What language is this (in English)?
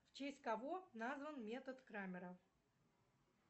Russian